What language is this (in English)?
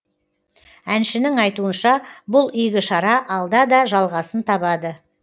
Kazakh